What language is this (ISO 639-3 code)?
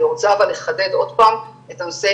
heb